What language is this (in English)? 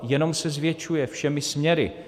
Czech